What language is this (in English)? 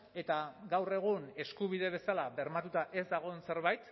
Basque